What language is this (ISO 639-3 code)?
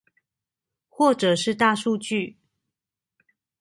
zho